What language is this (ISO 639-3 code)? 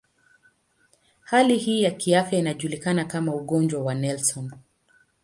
swa